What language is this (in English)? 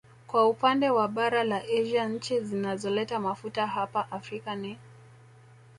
Swahili